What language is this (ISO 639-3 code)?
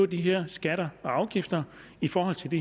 dan